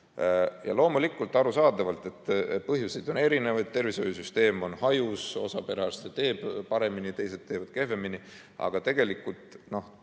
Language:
Estonian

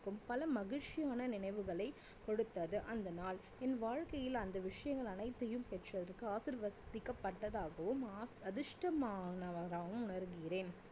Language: Tamil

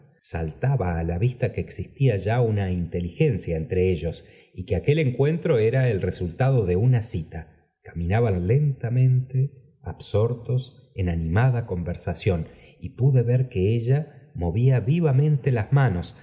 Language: Spanish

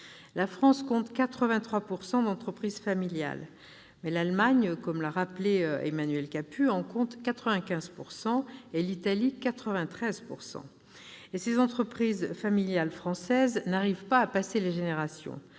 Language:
French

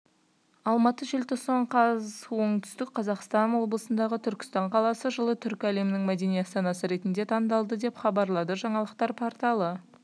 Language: Kazakh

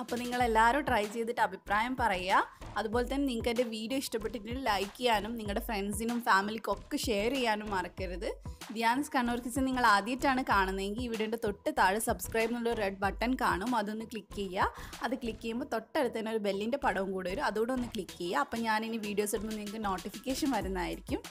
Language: Malayalam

